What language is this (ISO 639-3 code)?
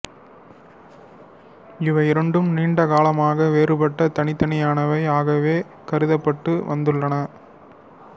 tam